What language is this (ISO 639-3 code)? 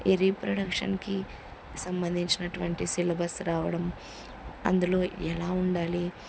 tel